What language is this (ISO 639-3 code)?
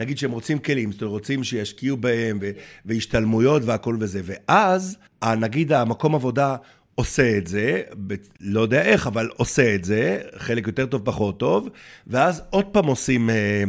heb